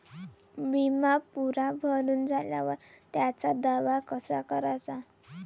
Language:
Marathi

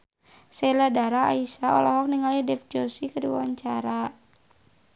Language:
Sundanese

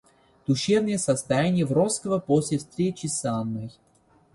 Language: Russian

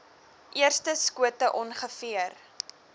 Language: Afrikaans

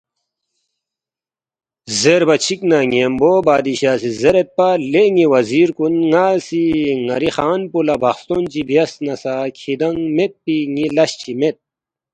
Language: Balti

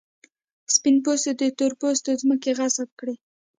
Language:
Pashto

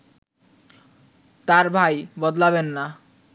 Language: Bangla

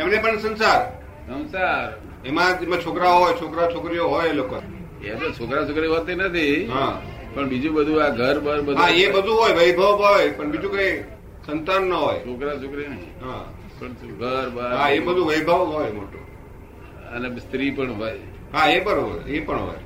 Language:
Gujarati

